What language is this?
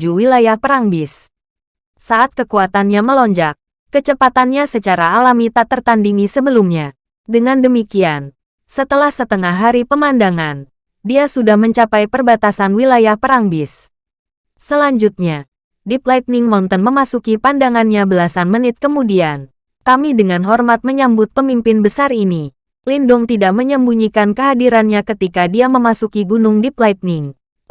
Indonesian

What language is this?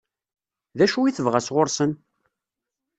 Kabyle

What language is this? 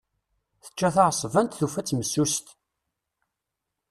Kabyle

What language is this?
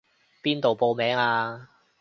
Cantonese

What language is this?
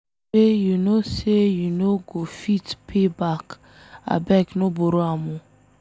Nigerian Pidgin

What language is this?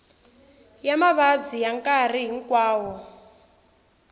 Tsonga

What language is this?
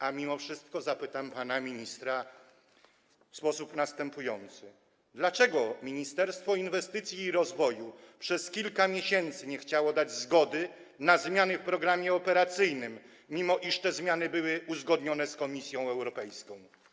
Polish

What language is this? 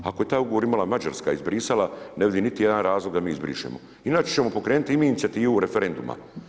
Croatian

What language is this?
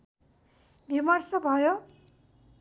Nepali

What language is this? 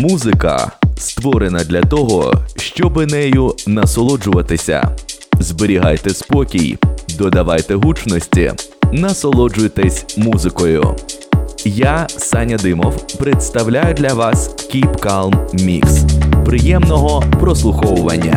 Ukrainian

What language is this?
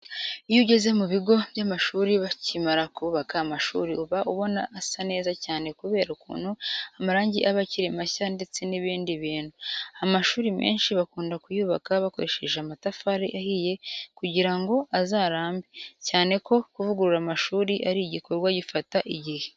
Kinyarwanda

